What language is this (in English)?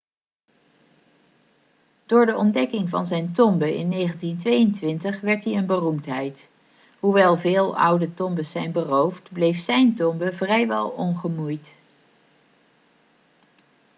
Dutch